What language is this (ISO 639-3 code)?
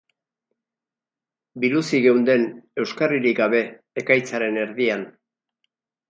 eus